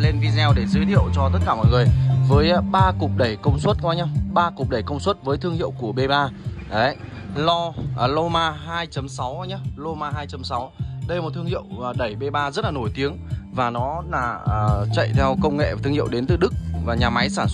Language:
Vietnamese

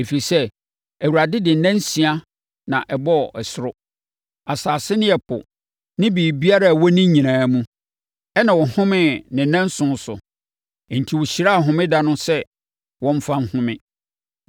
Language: Akan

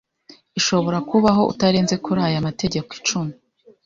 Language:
Kinyarwanda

